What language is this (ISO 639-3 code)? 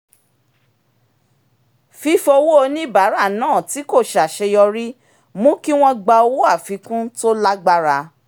yor